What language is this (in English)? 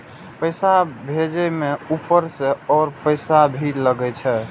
Maithili